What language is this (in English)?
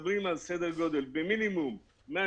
Hebrew